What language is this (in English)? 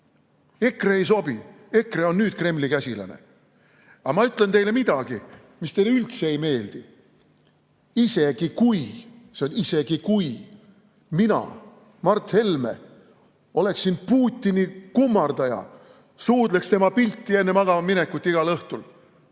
Estonian